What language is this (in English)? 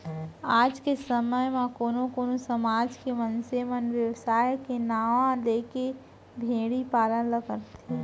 Chhattisgarhi